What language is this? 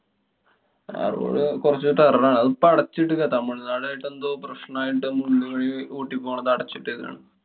Malayalam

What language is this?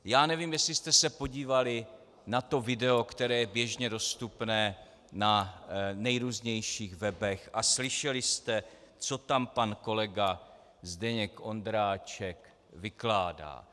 Czech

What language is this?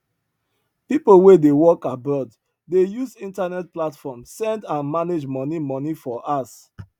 Nigerian Pidgin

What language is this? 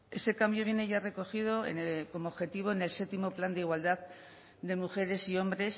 Spanish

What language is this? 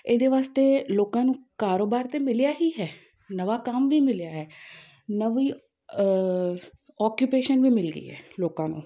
Punjabi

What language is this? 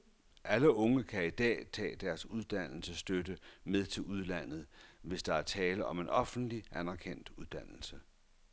Danish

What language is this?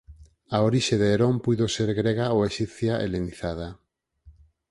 Galician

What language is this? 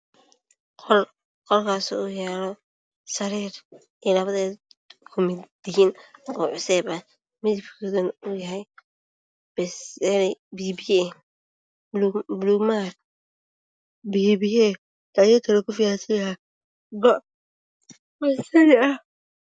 Somali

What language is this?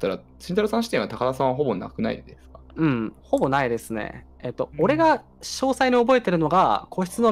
Japanese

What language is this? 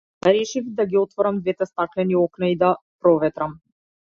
Macedonian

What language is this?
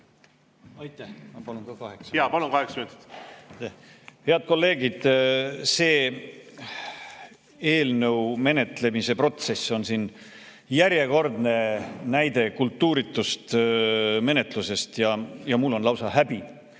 Estonian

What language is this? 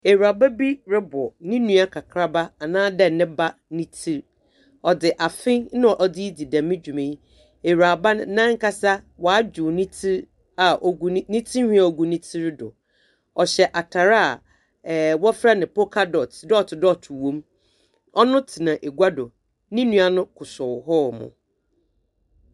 Akan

